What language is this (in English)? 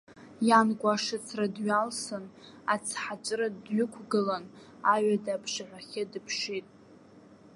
Abkhazian